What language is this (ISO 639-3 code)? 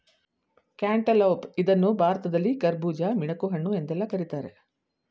kan